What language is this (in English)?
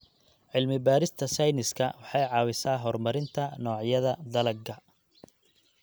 Somali